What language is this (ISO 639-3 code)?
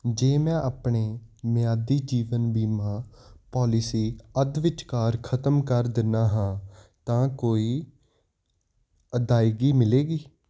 pan